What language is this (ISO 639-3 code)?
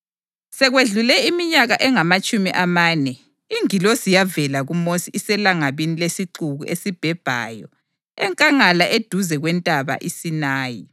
nde